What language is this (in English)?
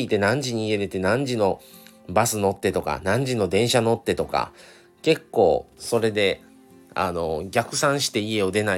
Japanese